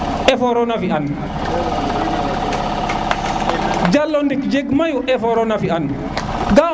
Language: Serer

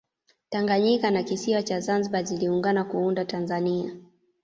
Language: Swahili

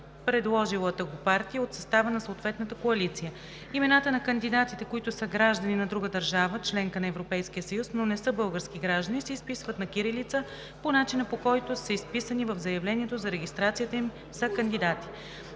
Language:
Bulgarian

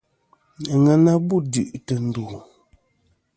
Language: Kom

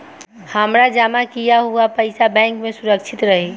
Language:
Bhojpuri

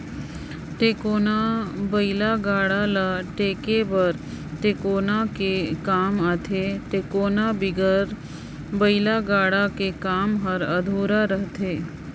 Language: Chhattisgarhi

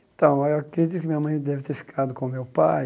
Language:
Portuguese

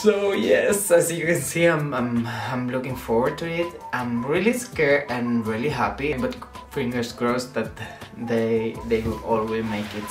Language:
English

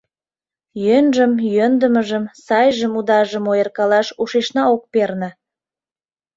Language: Mari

